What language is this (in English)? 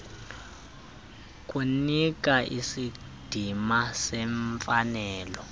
Xhosa